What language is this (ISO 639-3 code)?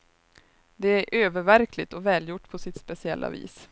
swe